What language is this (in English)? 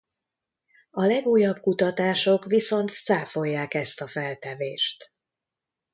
Hungarian